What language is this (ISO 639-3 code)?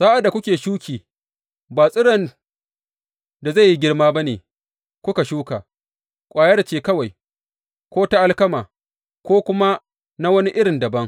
hau